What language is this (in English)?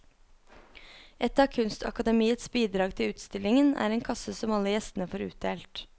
Norwegian